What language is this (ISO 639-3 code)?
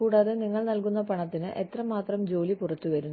mal